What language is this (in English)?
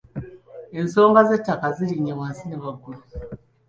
Ganda